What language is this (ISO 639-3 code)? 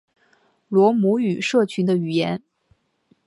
zho